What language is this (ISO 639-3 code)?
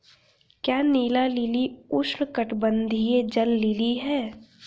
hin